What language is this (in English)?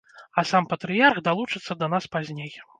Belarusian